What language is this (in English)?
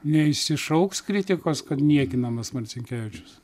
Lithuanian